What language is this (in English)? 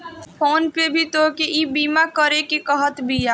Bhojpuri